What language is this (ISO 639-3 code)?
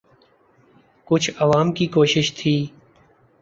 urd